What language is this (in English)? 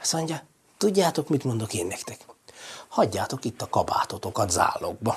Hungarian